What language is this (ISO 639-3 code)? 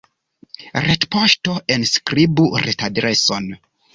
epo